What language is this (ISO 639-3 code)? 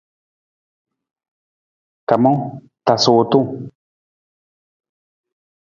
nmz